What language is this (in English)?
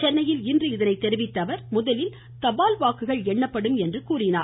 Tamil